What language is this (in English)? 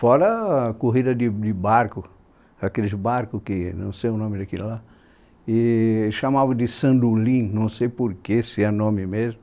Portuguese